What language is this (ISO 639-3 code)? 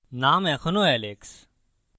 ben